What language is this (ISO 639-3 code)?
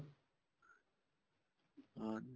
pan